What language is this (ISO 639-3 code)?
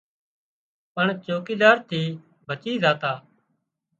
kxp